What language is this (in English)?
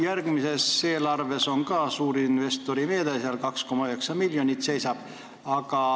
Estonian